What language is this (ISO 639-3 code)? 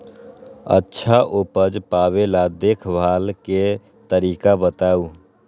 mag